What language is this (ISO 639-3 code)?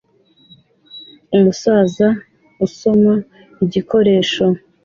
kin